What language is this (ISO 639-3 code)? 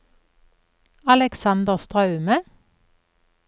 nor